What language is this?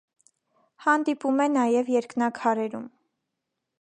Armenian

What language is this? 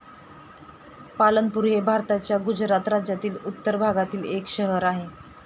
Marathi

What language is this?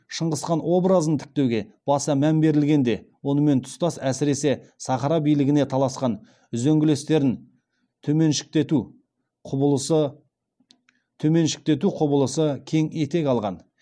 Kazakh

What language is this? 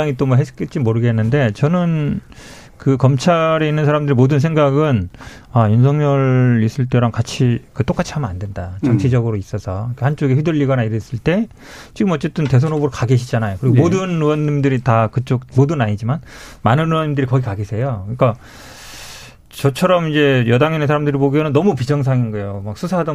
Korean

